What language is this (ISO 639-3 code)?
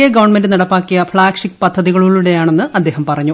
mal